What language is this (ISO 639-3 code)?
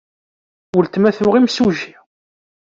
kab